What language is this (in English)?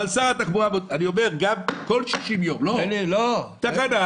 Hebrew